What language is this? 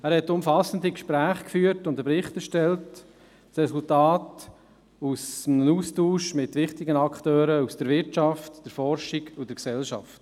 Swiss German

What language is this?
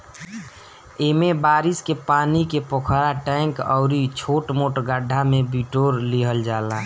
Bhojpuri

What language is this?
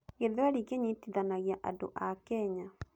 Kikuyu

